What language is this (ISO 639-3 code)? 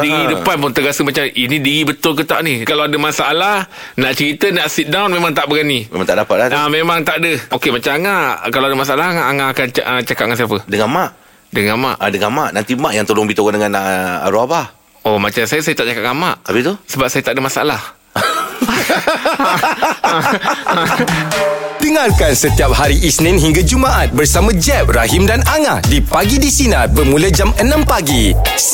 msa